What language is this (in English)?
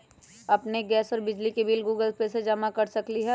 Magahi